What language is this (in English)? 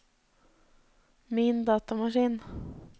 Norwegian